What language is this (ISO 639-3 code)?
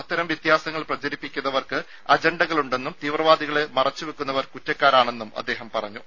mal